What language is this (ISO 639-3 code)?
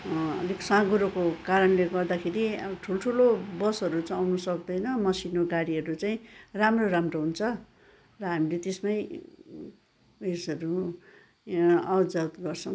nep